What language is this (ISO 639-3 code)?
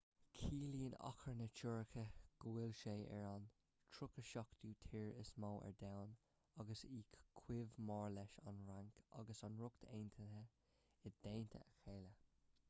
gle